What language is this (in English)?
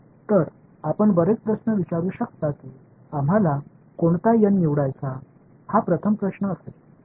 Marathi